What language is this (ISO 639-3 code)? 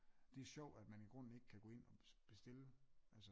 dan